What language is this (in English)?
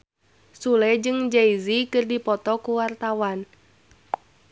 Sundanese